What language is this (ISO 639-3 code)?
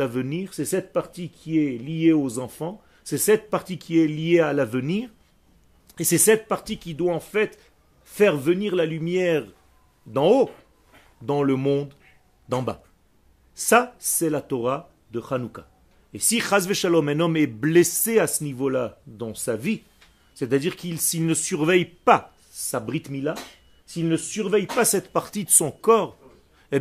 fra